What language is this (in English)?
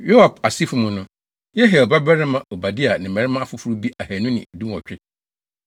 Akan